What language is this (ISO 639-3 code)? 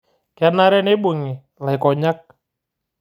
mas